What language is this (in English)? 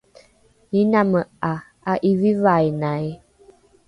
Rukai